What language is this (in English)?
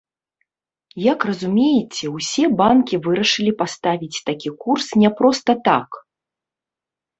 Belarusian